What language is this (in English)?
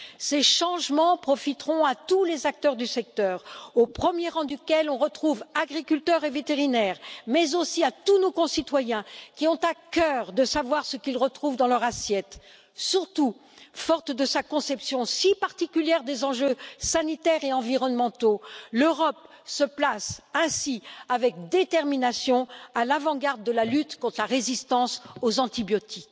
French